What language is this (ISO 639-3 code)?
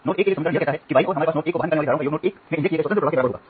hin